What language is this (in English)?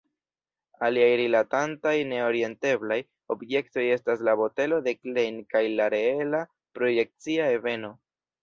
Esperanto